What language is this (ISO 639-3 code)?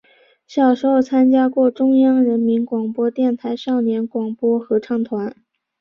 zho